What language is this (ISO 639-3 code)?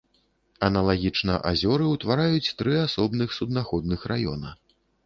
bel